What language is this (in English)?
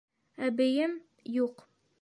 Bashkir